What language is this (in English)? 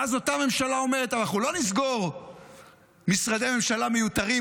Hebrew